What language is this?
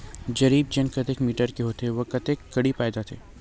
Chhattisgarhi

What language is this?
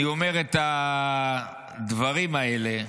Hebrew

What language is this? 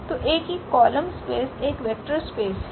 Hindi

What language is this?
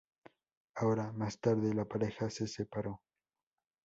Spanish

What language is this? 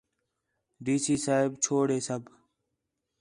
Khetrani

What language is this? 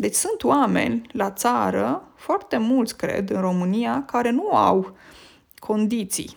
Romanian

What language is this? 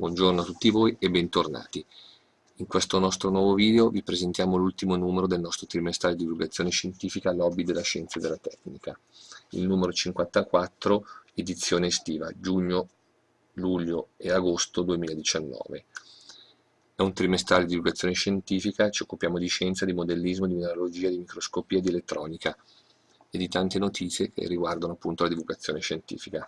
Italian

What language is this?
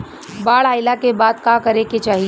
Bhojpuri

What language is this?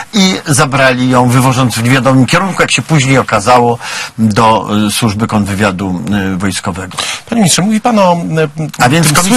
Polish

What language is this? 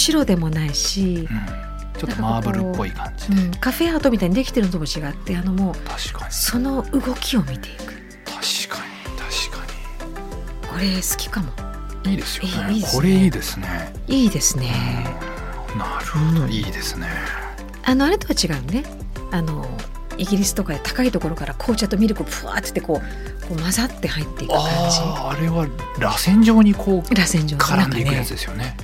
Japanese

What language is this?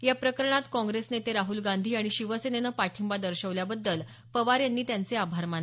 Marathi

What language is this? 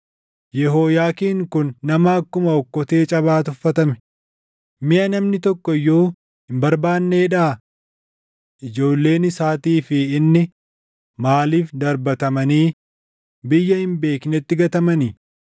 Oromo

